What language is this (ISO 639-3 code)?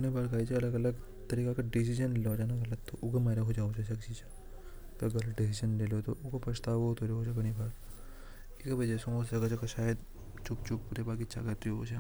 hoj